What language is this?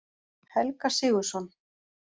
Icelandic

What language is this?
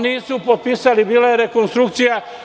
Serbian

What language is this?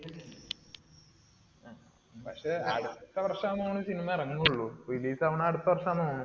Malayalam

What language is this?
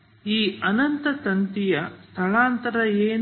Kannada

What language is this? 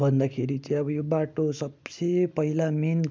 Nepali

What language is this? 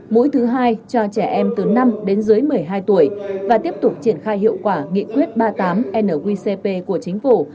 Vietnamese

